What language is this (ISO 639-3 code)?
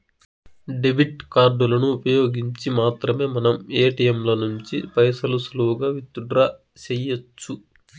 tel